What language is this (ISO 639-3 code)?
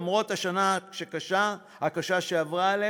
heb